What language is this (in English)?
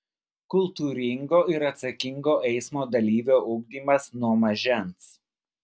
Lithuanian